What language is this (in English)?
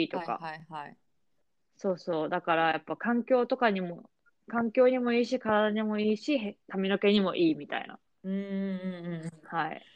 Japanese